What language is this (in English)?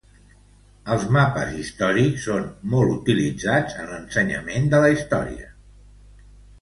Catalan